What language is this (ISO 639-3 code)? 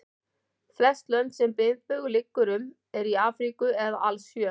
isl